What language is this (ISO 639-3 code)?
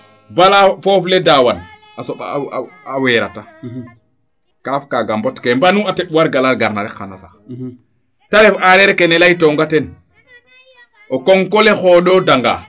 srr